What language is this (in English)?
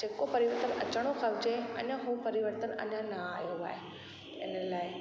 Sindhi